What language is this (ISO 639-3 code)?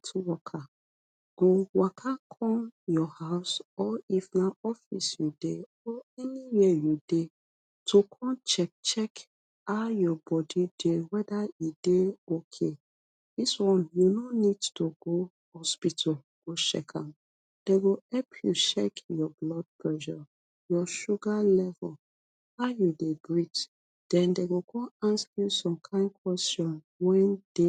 pcm